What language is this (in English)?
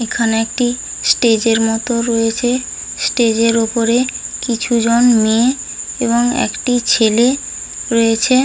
Bangla